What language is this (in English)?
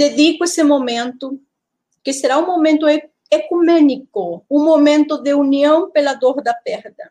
Portuguese